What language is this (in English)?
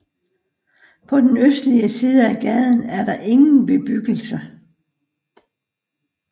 Danish